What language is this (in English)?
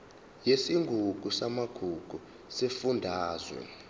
Zulu